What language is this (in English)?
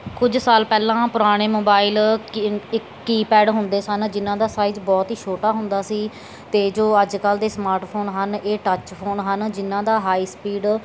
Punjabi